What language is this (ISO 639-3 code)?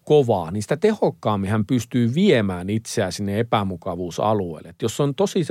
fin